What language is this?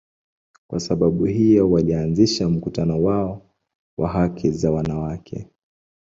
Swahili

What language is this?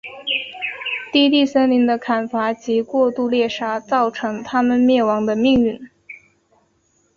Chinese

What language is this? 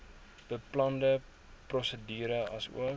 Afrikaans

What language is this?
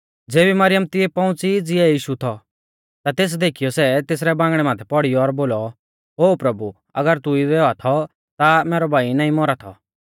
Mahasu Pahari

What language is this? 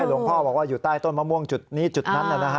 Thai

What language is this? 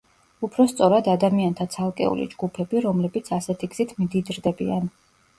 Georgian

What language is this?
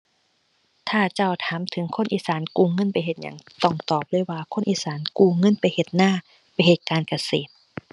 Thai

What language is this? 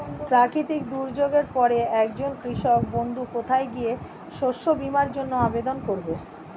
Bangla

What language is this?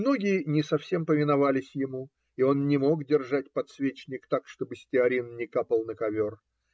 Russian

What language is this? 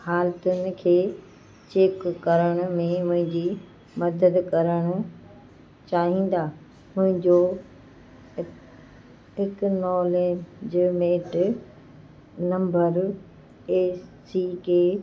Sindhi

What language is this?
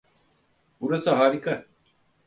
Turkish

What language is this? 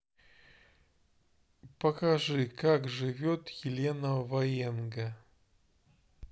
Russian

